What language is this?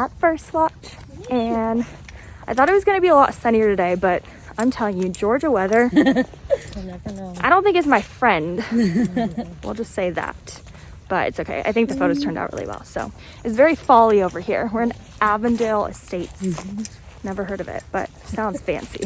English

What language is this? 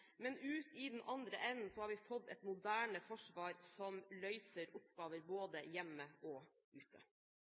Norwegian Bokmål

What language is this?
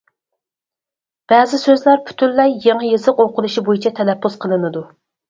Uyghur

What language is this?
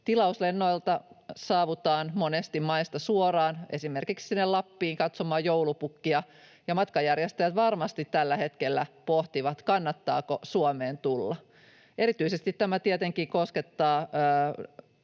Finnish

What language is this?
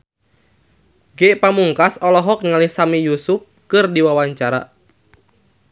Sundanese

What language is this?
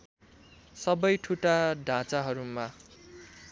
Nepali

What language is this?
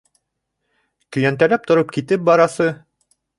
Bashkir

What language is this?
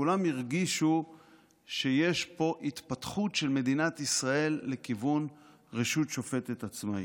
Hebrew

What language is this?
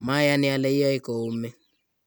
Kalenjin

